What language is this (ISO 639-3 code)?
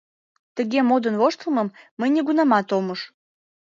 chm